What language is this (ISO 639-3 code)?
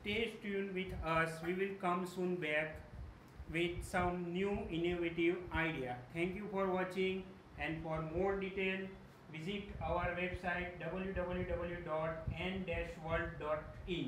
eng